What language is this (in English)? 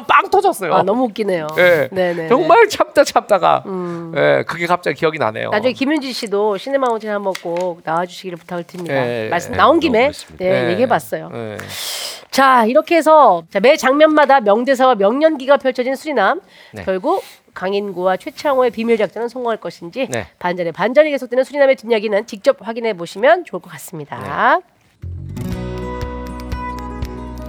Korean